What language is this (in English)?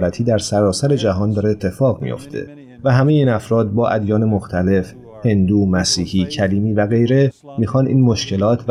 Persian